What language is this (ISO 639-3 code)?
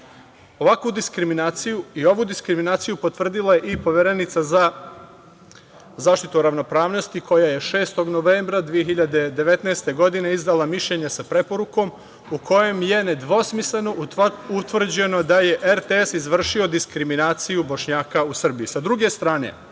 srp